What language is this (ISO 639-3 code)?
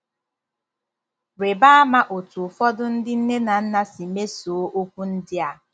ibo